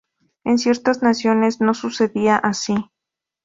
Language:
Spanish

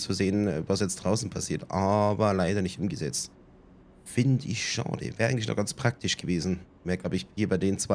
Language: German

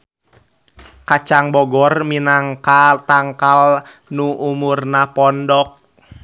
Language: Sundanese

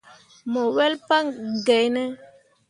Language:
Mundang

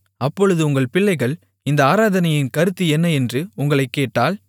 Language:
Tamil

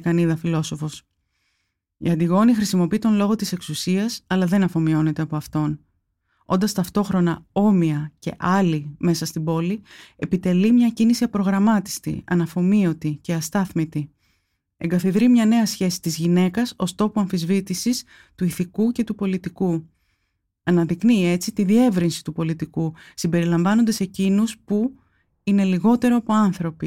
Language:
Greek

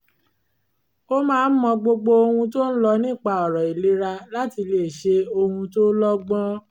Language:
Yoruba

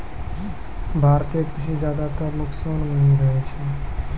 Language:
Maithili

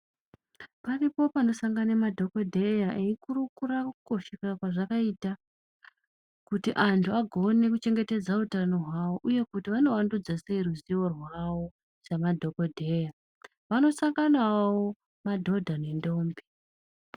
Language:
Ndau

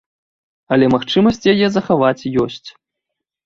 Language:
Belarusian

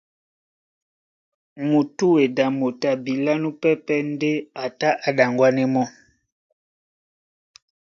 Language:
Duala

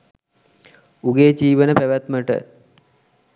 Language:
Sinhala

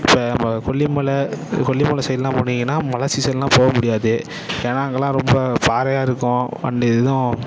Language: Tamil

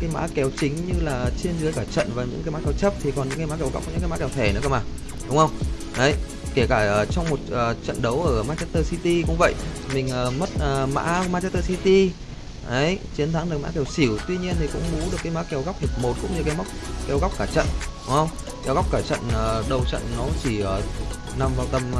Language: Vietnamese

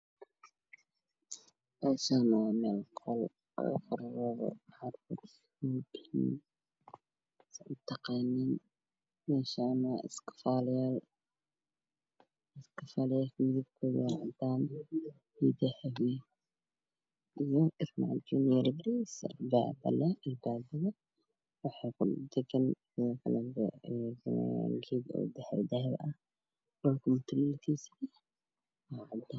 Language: Somali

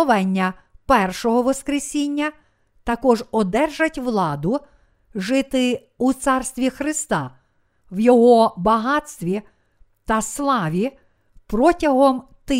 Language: Ukrainian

